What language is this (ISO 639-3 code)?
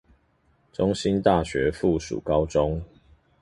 zho